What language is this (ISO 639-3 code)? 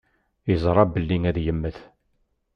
kab